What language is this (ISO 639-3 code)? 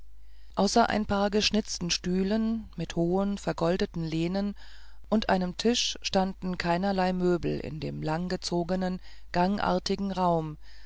deu